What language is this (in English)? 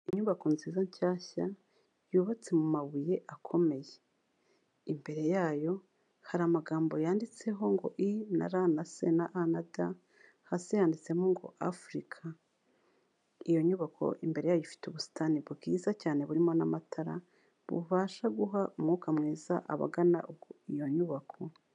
Kinyarwanda